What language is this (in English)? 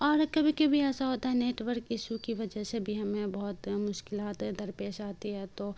Urdu